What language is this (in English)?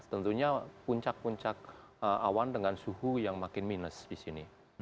Indonesian